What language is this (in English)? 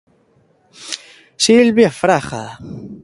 Galician